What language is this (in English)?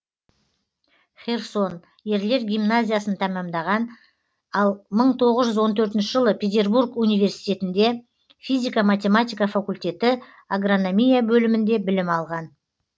Kazakh